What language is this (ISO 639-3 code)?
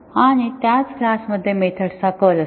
mar